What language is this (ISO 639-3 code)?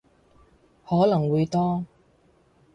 yue